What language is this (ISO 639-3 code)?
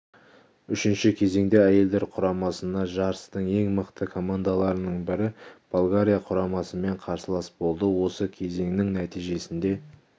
kaz